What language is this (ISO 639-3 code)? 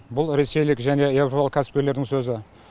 kaz